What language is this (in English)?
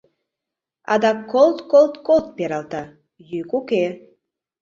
Mari